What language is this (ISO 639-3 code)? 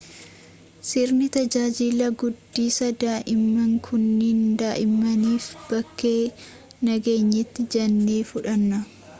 orm